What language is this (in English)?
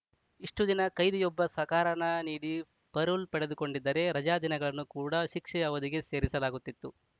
Kannada